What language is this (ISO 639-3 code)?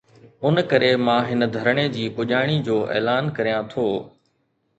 snd